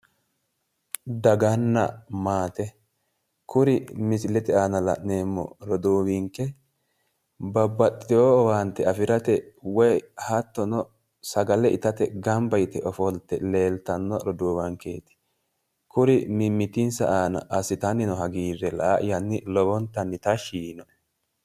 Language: Sidamo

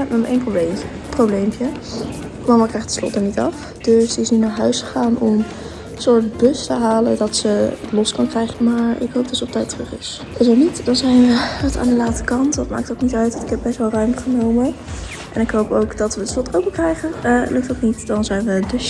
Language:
Dutch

